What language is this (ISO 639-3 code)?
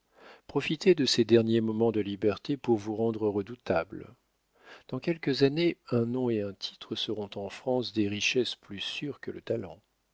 fra